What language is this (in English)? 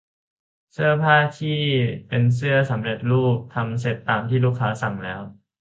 Thai